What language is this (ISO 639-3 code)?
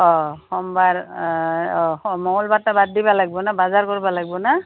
asm